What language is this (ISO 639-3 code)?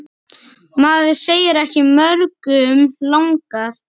isl